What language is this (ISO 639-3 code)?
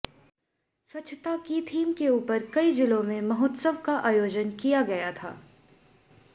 hin